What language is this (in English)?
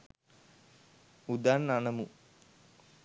Sinhala